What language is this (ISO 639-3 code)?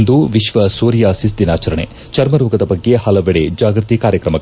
kan